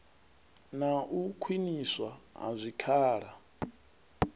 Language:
Venda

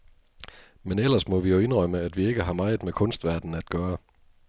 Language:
Danish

